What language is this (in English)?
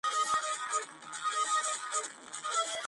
Georgian